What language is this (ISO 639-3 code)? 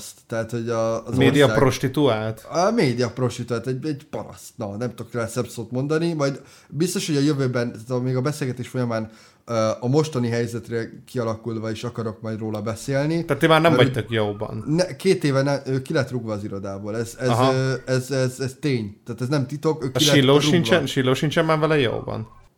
hun